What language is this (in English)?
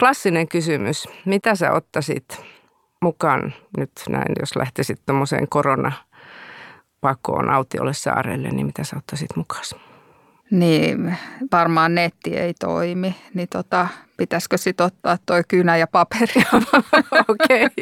Finnish